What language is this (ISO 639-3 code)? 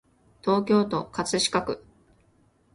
jpn